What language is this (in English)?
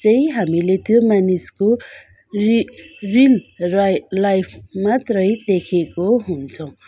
Nepali